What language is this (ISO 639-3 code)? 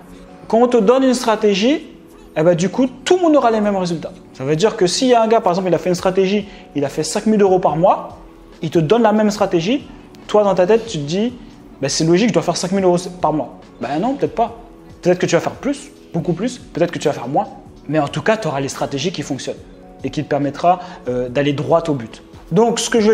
fra